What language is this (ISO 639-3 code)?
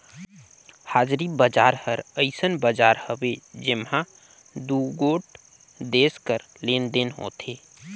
hne